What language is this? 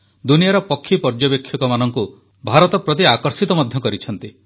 Odia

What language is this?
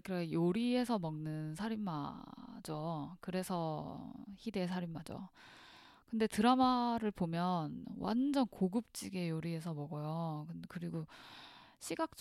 Korean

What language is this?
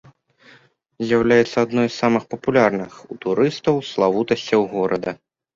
Belarusian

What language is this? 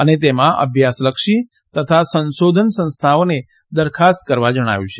Gujarati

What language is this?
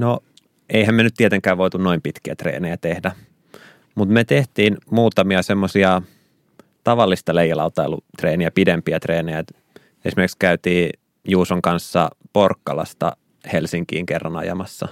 Finnish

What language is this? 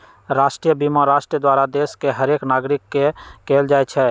Magahi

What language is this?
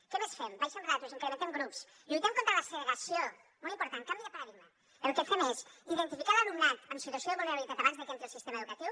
Catalan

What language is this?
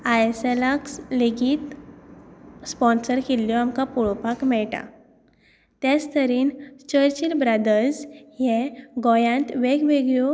Konkani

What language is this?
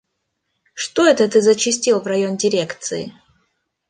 Russian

